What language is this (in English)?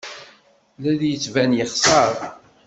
Kabyle